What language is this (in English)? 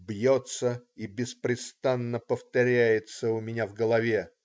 Russian